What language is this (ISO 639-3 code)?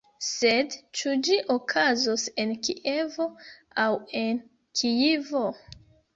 epo